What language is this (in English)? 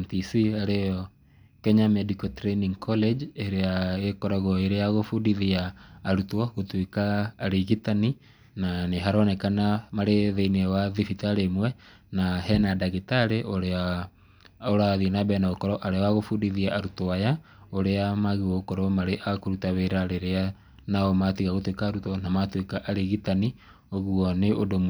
Kikuyu